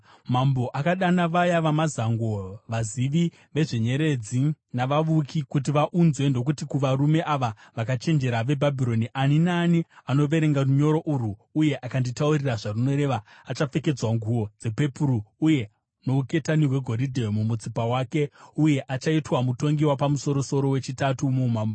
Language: Shona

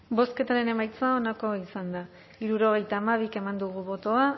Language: Basque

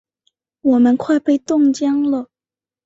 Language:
Chinese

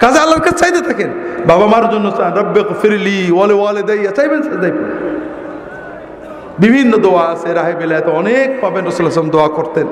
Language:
Bangla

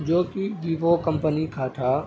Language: Urdu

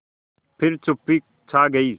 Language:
Hindi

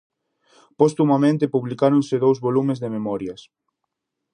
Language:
Galician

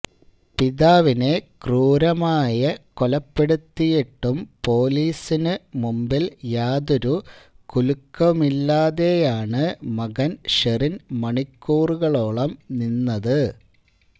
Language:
Malayalam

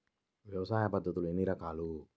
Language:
Telugu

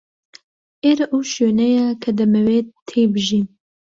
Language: Central Kurdish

